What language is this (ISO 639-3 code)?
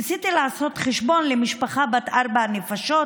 heb